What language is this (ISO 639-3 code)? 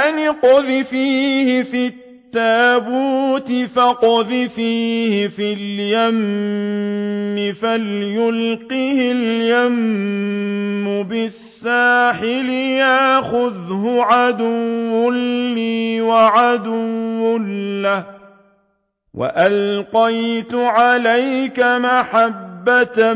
ara